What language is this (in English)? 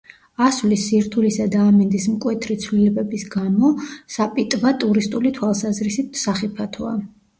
Georgian